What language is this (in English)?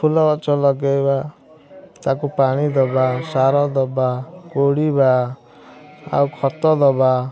Odia